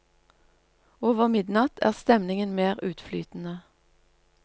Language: Norwegian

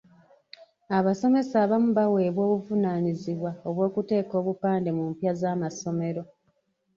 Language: Ganda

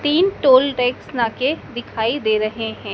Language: Hindi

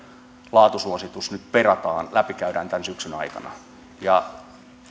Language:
Finnish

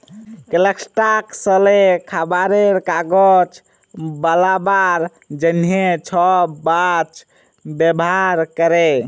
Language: Bangla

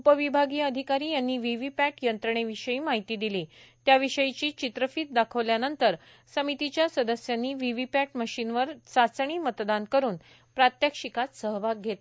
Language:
Marathi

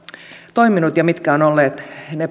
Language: Finnish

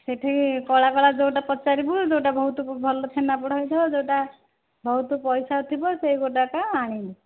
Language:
Odia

